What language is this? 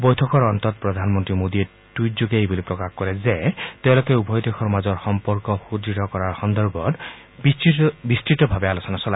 Assamese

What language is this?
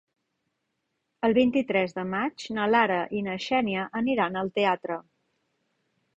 Catalan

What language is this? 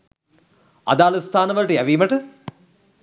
Sinhala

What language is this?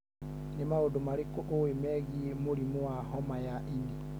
Kikuyu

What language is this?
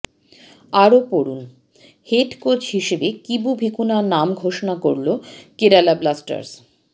Bangla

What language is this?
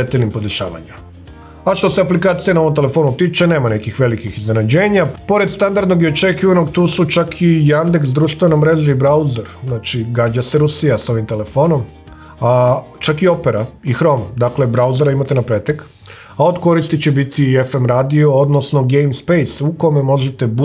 Indonesian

